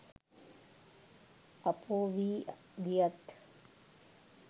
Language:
Sinhala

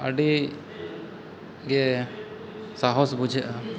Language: Santali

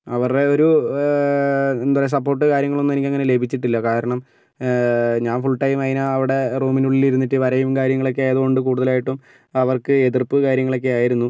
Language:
Malayalam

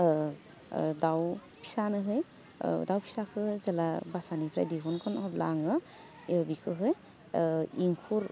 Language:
Bodo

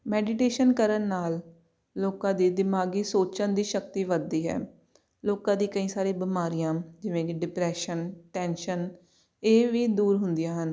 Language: Punjabi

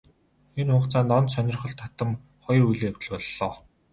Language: Mongolian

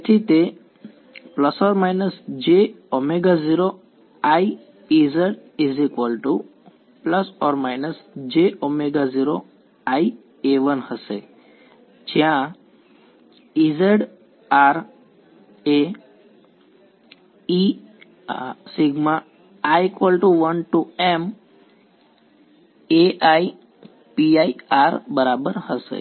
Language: Gujarati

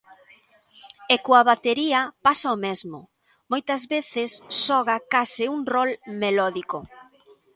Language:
Galician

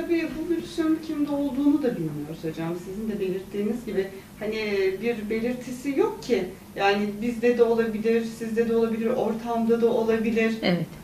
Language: Turkish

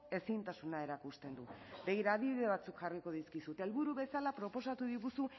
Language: Basque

